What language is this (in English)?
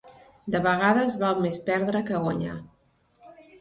Catalan